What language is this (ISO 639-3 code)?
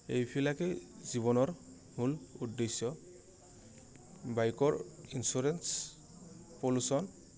asm